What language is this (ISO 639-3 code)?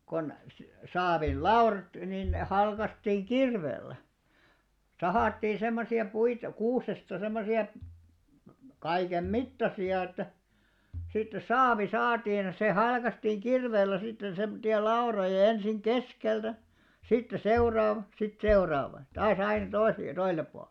fin